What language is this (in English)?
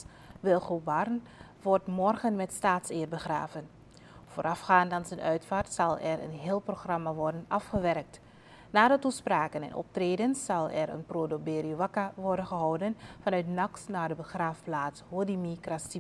Dutch